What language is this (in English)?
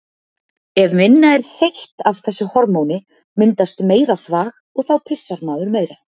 Icelandic